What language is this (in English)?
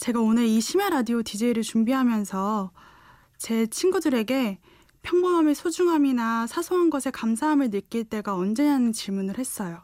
Korean